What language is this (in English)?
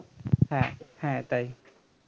Bangla